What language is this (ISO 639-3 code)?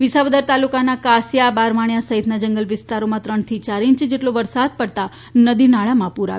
guj